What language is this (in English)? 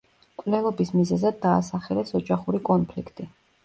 Georgian